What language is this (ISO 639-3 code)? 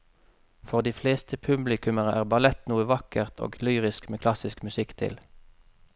nor